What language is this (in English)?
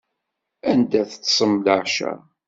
Kabyle